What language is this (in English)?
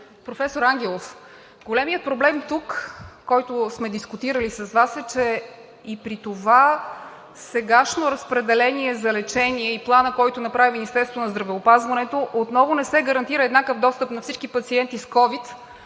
Bulgarian